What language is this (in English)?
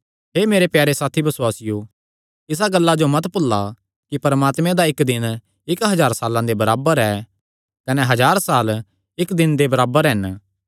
Kangri